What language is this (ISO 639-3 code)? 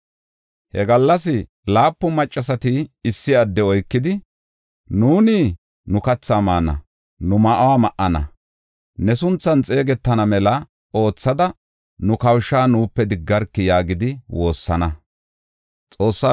gof